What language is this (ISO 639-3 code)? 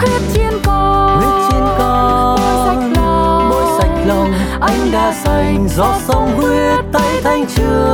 vie